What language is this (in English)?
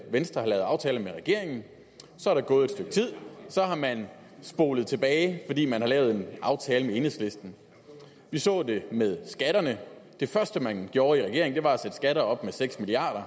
Danish